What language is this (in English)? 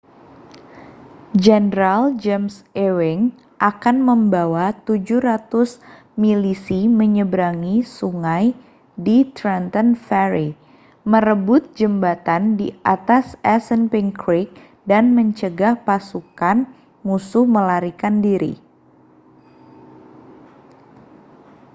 Indonesian